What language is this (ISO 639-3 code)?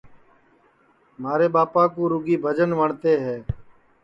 ssi